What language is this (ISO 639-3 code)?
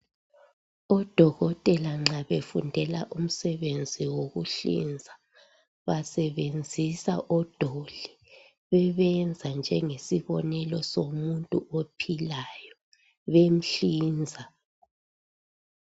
nde